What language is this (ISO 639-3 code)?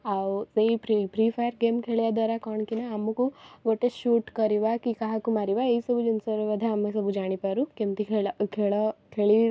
ori